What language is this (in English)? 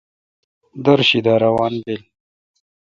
Kalkoti